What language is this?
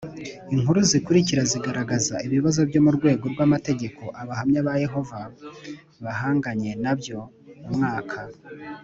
Kinyarwanda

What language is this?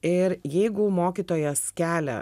Lithuanian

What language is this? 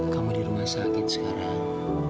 Indonesian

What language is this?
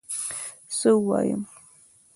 Pashto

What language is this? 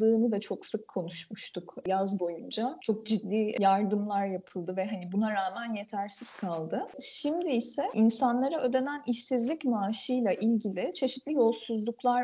Turkish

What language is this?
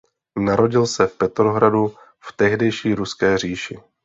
Czech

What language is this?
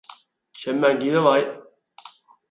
Cantonese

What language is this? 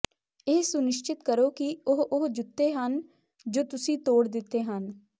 Punjabi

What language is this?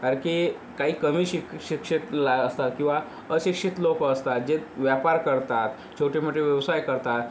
Marathi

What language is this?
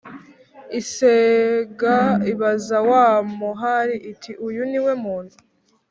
Kinyarwanda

